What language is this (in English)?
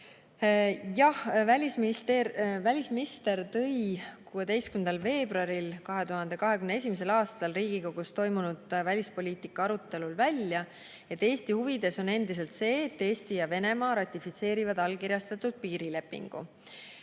Estonian